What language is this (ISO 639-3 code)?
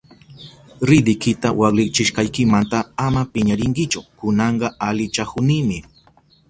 qup